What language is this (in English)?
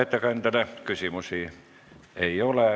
Estonian